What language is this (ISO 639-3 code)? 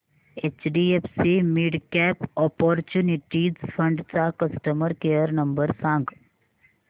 mar